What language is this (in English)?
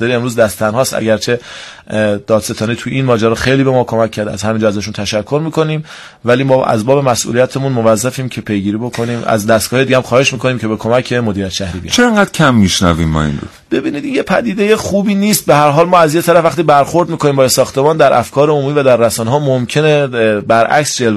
Persian